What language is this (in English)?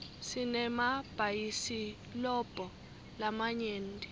Swati